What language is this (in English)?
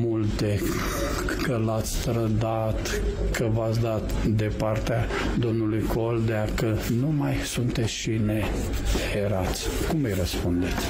Romanian